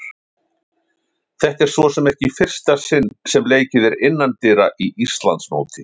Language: Icelandic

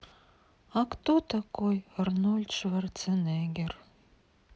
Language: Russian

